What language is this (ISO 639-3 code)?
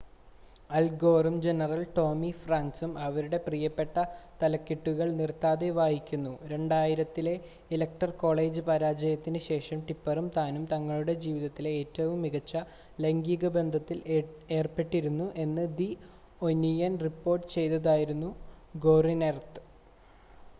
mal